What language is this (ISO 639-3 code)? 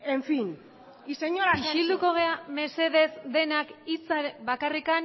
eus